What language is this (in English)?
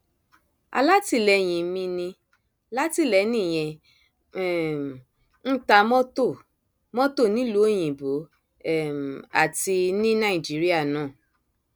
Yoruba